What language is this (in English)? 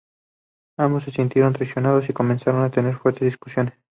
Spanish